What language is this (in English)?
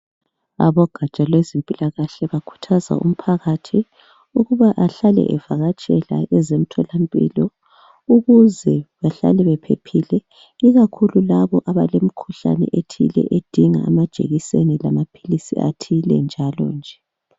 North Ndebele